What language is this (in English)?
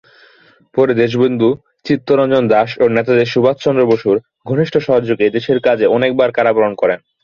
Bangla